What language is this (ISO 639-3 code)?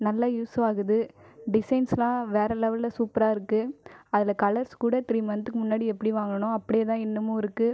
tam